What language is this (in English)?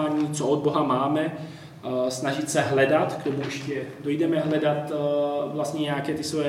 Czech